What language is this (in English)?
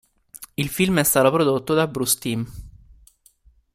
Italian